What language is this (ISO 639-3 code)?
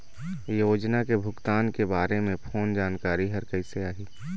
hne